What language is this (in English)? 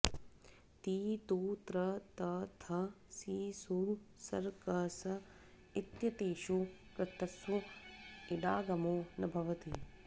Sanskrit